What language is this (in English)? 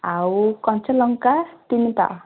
Odia